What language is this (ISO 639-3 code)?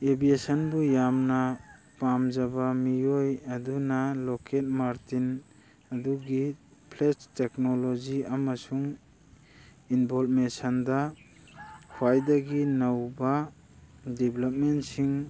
mni